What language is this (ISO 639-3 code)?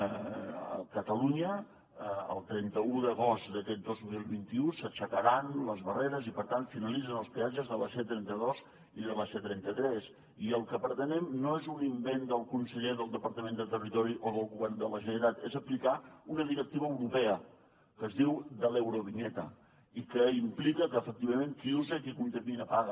cat